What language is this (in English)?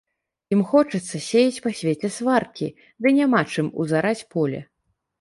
Belarusian